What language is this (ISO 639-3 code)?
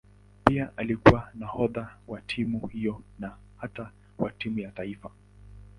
swa